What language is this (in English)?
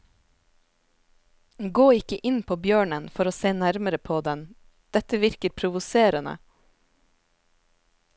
Norwegian